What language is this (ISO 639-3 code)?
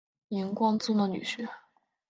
zho